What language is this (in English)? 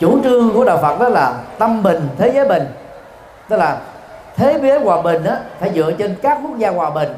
Vietnamese